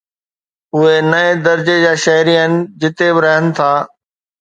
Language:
Sindhi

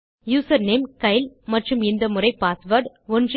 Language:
Tamil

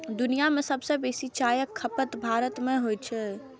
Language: Maithili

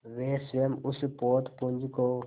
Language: Hindi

